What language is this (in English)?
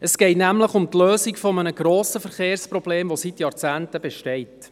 Swiss German